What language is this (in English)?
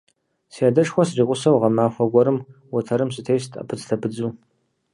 Kabardian